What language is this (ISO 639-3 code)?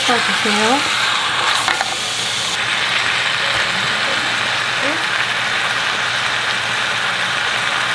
kor